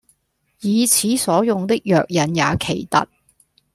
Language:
Cantonese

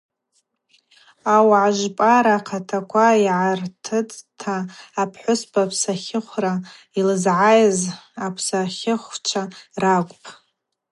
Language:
Abaza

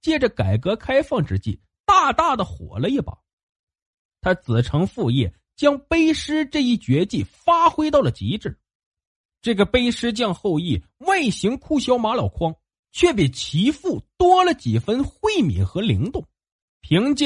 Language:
Chinese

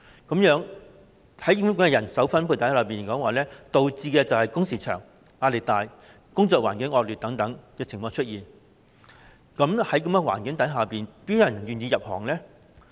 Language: Cantonese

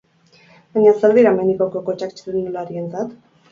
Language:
Basque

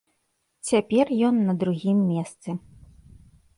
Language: Belarusian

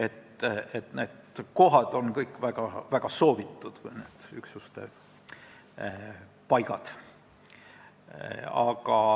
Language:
Estonian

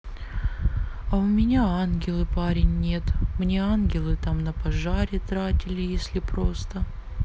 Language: Russian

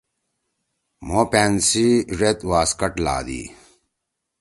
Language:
Torwali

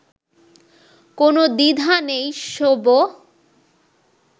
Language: Bangla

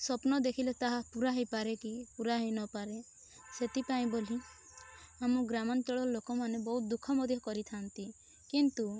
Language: Odia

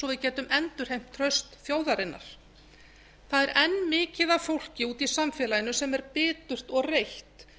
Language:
Icelandic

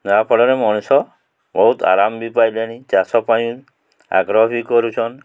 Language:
Odia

